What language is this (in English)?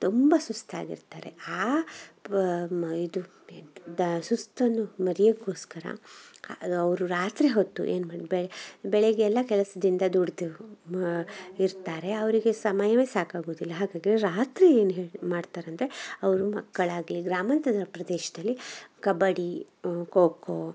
Kannada